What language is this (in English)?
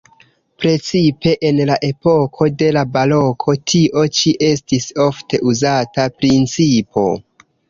Esperanto